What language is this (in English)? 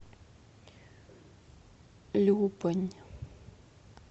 Russian